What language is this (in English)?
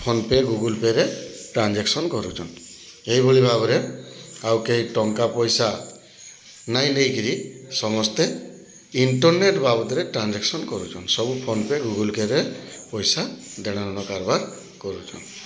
Odia